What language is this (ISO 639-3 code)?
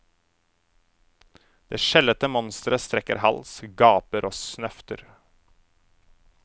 nor